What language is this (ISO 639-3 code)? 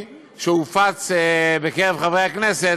heb